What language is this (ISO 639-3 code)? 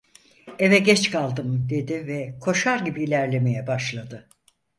tur